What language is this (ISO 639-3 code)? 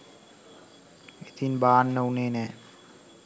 sin